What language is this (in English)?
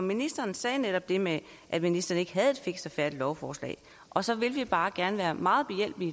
Danish